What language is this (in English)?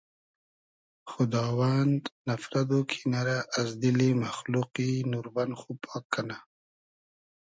Hazaragi